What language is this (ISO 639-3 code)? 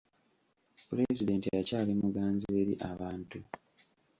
lug